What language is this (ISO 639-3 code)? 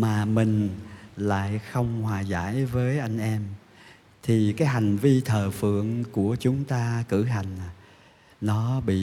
vie